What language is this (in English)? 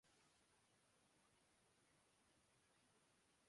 Urdu